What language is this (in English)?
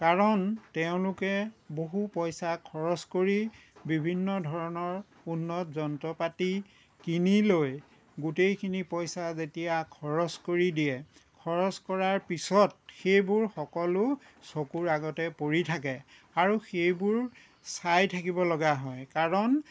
Assamese